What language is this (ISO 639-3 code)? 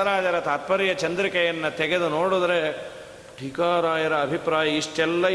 kan